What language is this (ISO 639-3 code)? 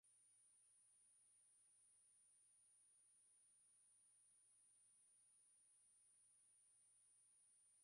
swa